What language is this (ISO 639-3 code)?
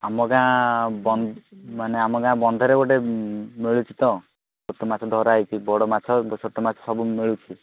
ori